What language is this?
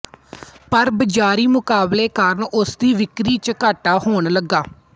Punjabi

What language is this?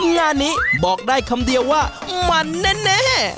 Thai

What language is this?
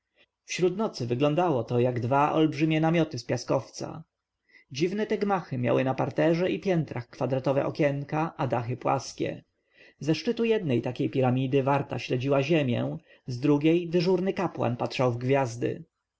Polish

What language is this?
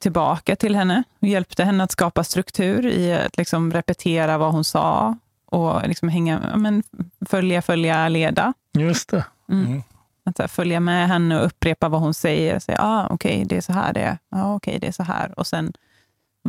Swedish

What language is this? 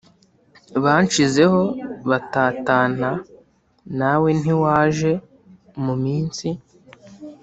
Kinyarwanda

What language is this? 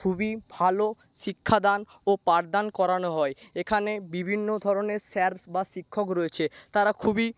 Bangla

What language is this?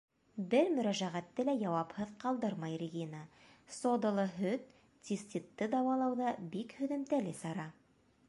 Bashkir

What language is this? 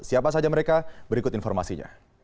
Indonesian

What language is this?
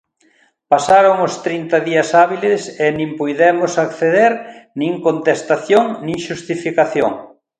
Galician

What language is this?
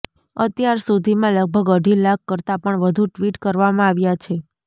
Gujarati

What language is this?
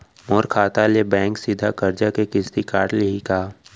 Chhattisgarhi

